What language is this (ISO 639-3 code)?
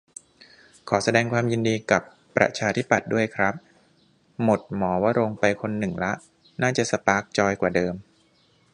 tha